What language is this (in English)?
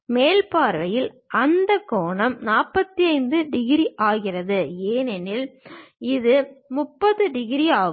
Tamil